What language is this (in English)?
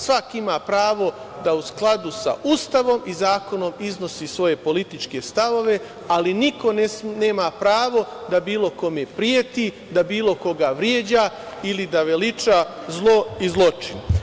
Serbian